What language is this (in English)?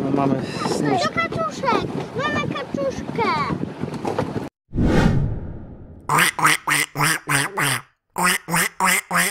Polish